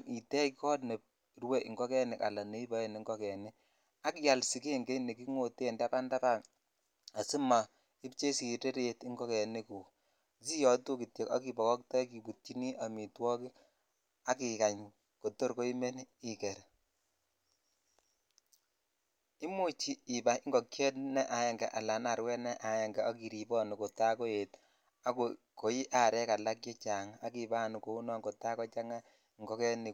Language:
Kalenjin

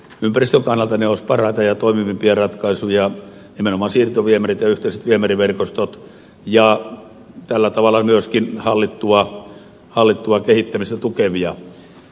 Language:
Finnish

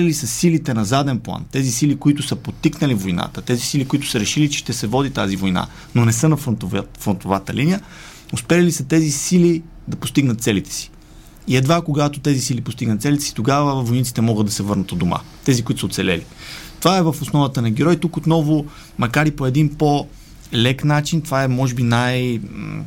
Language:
Bulgarian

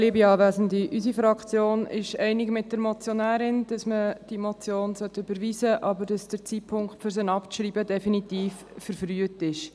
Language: Swiss German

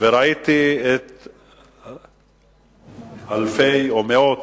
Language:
Hebrew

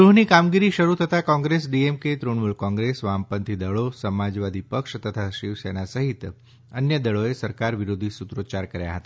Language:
Gujarati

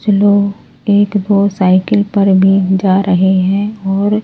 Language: Hindi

